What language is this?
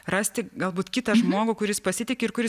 Lithuanian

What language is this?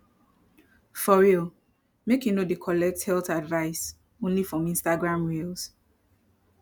Nigerian Pidgin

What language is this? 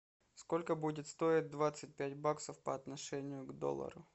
Russian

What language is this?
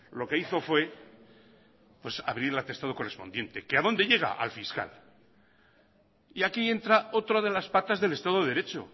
Spanish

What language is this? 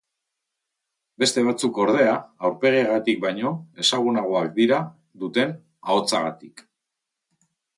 Basque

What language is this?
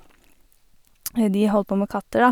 Norwegian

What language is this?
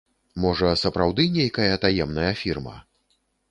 Belarusian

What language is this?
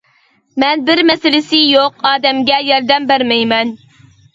Uyghur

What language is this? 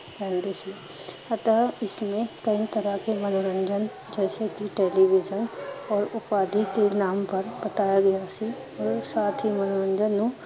Punjabi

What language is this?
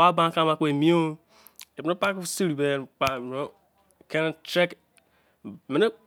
Izon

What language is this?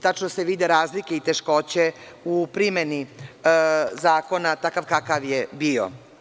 Serbian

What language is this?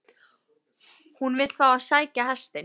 Icelandic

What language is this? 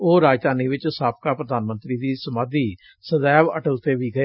Punjabi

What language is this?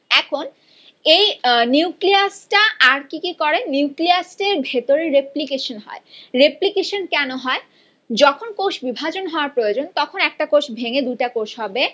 Bangla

